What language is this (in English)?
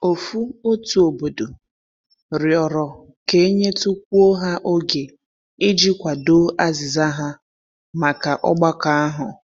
Igbo